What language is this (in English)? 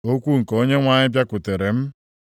Igbo